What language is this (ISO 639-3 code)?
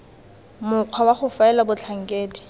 tsn